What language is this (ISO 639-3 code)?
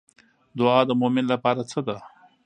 pus